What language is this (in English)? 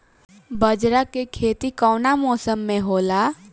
Bhojpuri